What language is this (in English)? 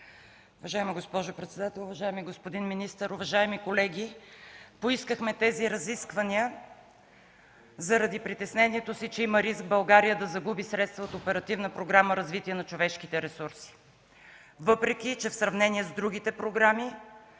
Bulgarian